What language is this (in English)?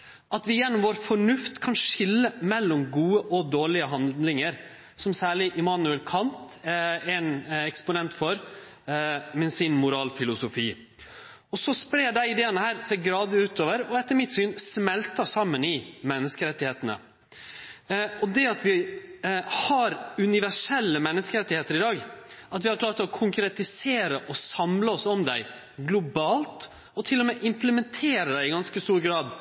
Norwegian Nynorsk